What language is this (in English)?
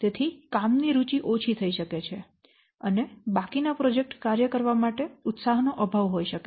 Gujarati